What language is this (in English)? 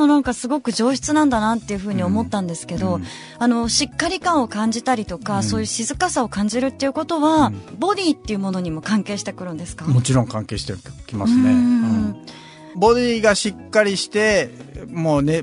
Japanese